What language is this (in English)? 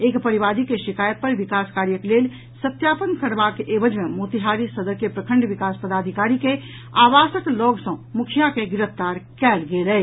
Maithili